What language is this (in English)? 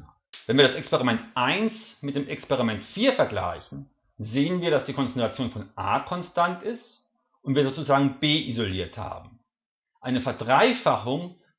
German